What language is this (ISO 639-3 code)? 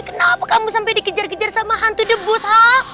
ind